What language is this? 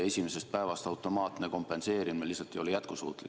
Estonian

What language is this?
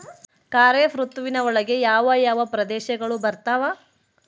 Kannada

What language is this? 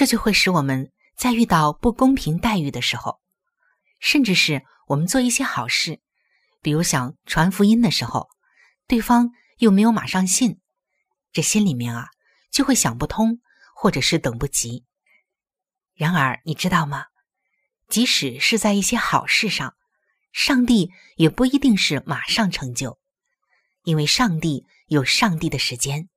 Chinese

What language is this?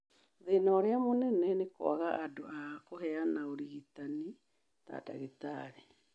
Kikuyu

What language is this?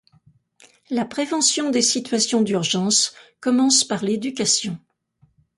French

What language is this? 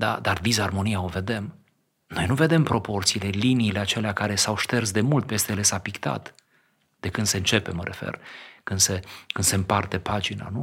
Romanian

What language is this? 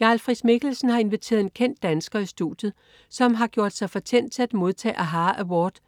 Danish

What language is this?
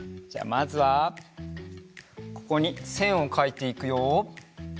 Japanese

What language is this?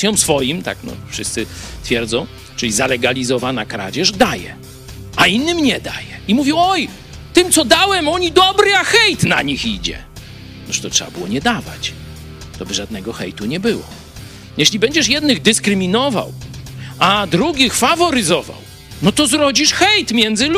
Polish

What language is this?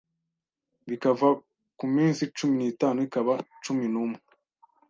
Kinyarwanda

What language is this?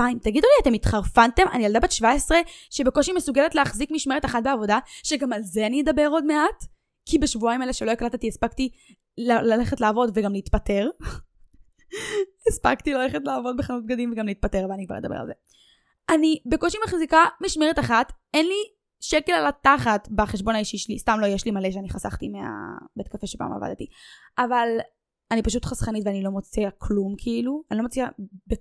Hebrew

